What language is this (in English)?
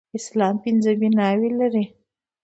Pashto